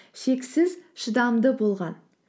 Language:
Kazakh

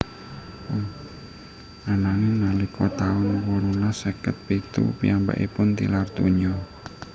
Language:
Javanese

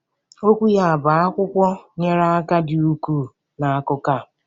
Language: Igbo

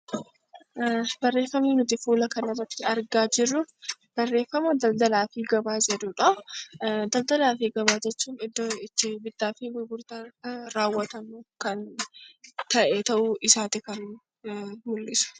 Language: Oromo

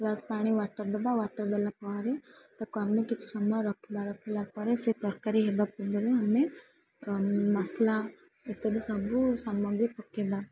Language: Odia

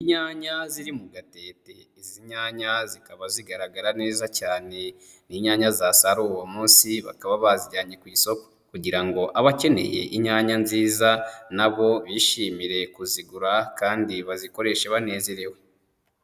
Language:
Kinyarwanda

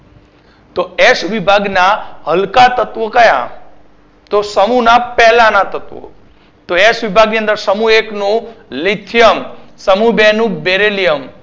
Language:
Gujarati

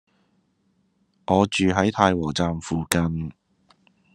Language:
Cantonese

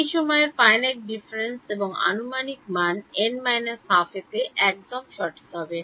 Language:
Bangla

